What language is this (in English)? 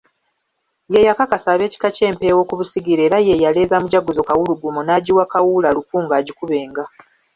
Ganda